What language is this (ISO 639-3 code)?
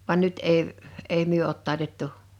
fin